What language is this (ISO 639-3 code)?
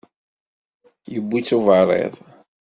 kab